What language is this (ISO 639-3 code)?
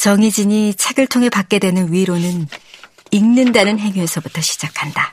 kor